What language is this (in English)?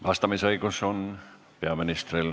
Estonian